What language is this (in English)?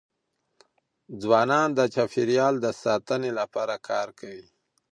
Pashto